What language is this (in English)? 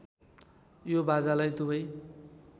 Nepali